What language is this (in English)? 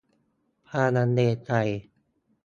Thai